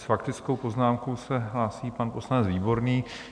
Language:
Czech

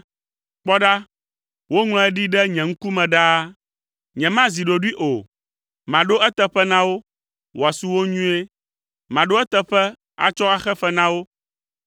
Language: Ewe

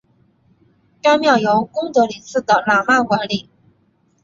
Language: Chinese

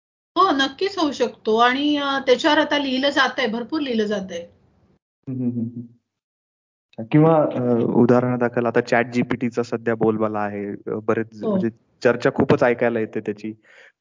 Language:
Marathi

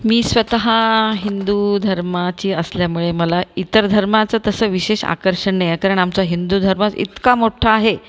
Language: Marathi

